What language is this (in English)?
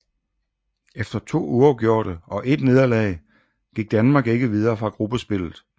Danish